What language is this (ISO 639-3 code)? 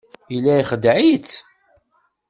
kab